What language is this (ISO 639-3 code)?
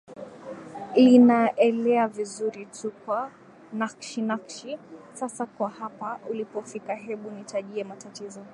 swa